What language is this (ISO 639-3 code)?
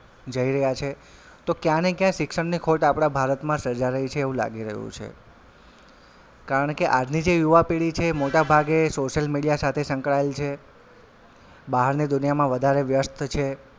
guj